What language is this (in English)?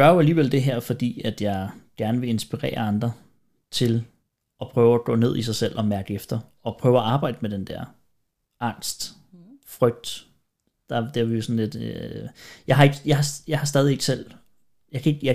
Danish